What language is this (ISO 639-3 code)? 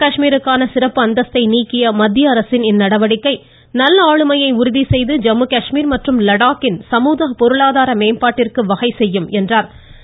tam